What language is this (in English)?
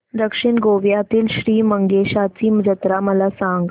Marathi